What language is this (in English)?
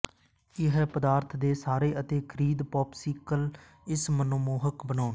Punjabi